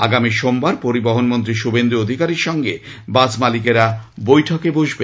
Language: Bangla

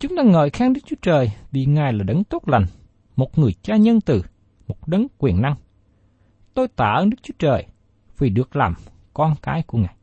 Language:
Vietnamese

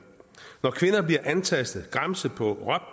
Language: Danish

